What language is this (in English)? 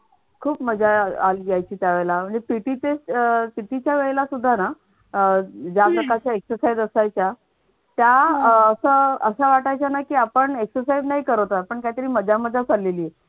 Marathi